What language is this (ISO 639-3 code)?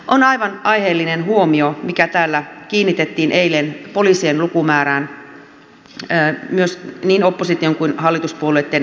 fin